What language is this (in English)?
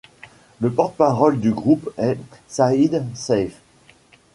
French